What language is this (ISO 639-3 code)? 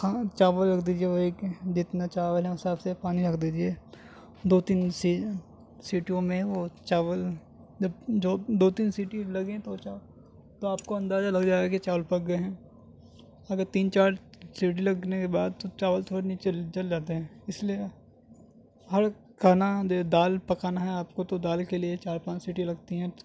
urd